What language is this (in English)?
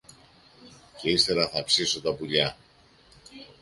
Greek